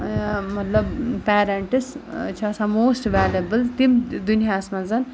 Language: Kashmiri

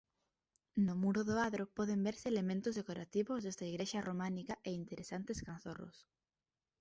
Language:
Galician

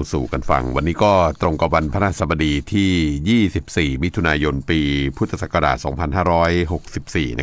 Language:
Thai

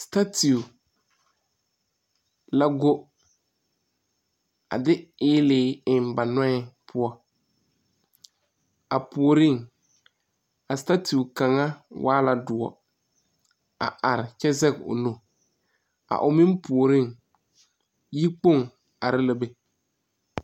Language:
Southern Dagaare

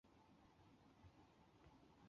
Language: Chinese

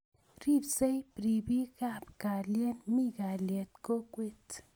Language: Kalenjin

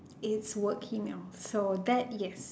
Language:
English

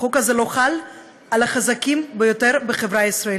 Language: Hebrew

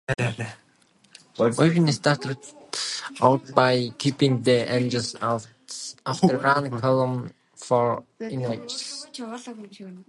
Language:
English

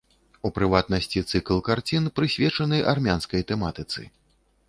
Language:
Belarusian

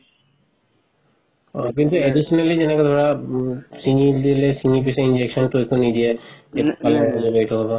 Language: Assamese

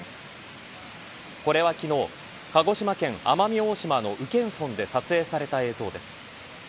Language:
Japanese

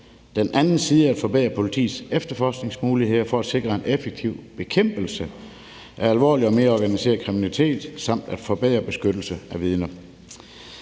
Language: Danish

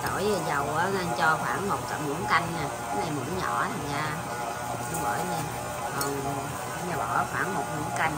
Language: Vietnamese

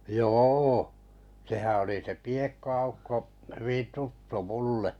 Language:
Finnish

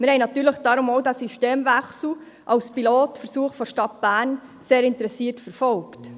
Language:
Swiss German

